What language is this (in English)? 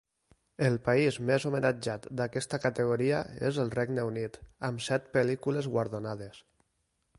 Catalan